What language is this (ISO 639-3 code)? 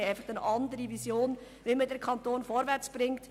gsw